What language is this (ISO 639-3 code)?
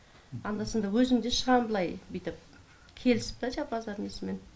kaz